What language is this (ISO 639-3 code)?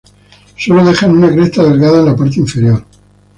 spa